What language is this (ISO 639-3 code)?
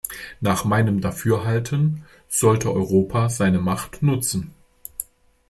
deu